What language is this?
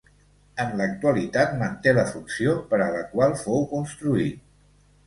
Catalan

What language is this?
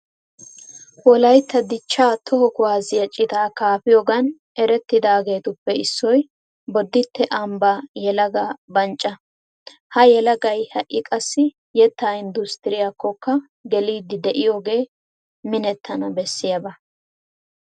Wolaytta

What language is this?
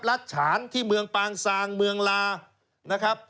Thai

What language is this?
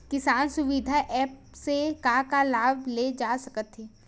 Chhattisgarhi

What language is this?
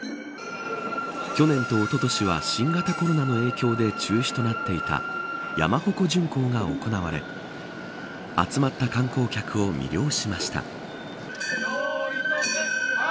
Japanese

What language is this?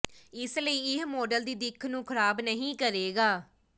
Punjabi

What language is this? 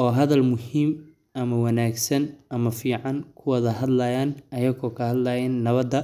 Somali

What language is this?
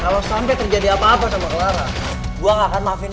Indonesian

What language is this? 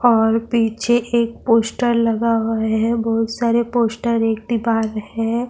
Urdu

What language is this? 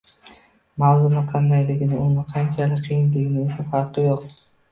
Uzbek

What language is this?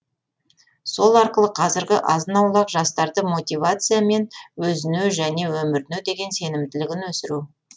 Kazakh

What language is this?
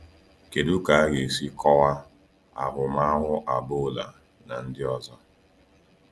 Igbo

